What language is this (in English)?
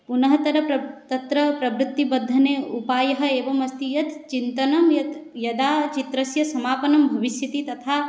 Sanskrit